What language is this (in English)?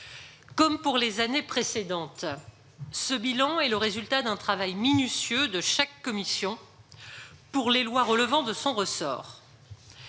French